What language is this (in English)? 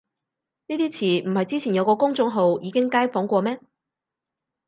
Cantonese